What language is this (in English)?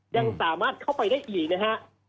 Thai